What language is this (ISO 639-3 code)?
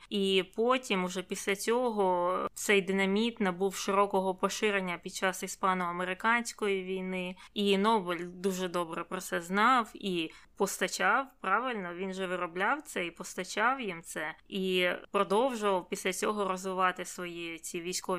ukr